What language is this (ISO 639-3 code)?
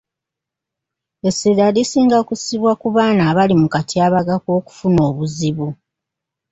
lug